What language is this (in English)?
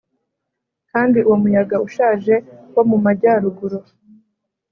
Kinyarwanda